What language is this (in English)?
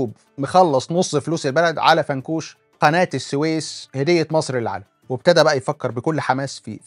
Arabic